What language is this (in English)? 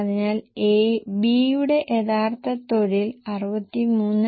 Malayalam